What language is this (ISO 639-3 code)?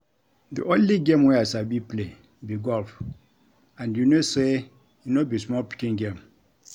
pcm